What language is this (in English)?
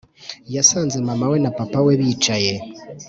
Kinyarwanda